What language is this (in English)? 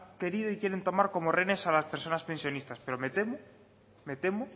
Spanish